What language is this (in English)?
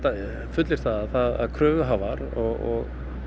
Icelandic